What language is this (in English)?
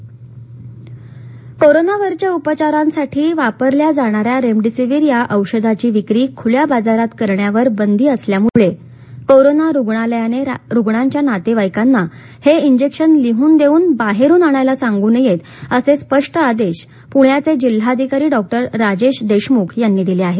Marathi